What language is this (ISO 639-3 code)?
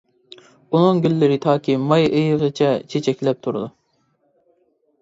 uig